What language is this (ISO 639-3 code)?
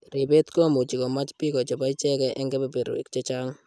kln